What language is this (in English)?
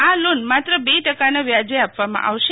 Gujarati